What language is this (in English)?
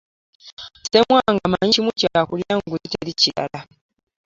Ganda